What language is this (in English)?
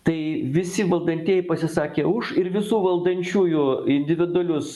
Lithuanian